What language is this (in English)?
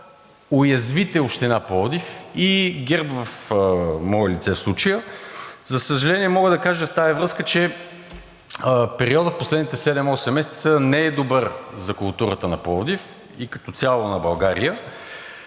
Bulgarian